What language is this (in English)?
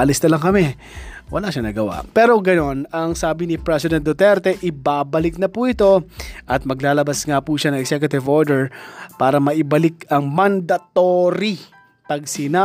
Filipino